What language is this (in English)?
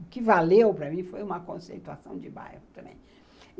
Portuguese